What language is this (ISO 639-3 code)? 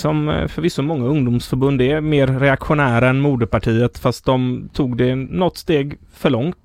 swe